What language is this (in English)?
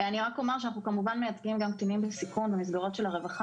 Hebrew